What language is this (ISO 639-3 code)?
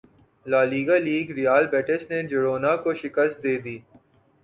urd